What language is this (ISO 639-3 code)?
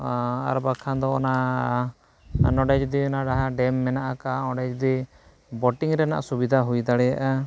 sat